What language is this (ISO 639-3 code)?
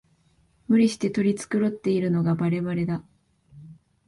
jpn